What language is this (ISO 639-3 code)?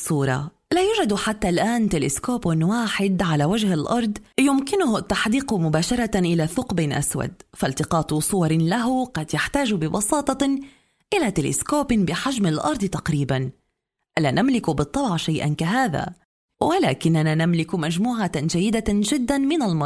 ara